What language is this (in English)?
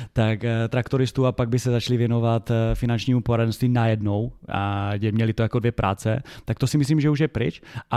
Czech